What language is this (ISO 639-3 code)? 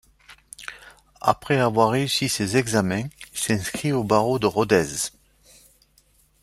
fra